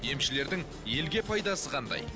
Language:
Kazakh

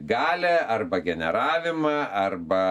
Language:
Lithuanian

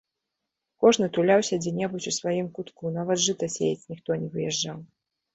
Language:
Belarusian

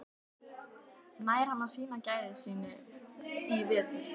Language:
Icelandic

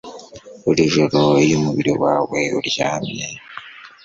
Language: Kinyarwanda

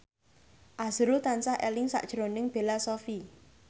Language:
Javanese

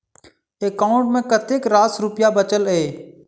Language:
Maithili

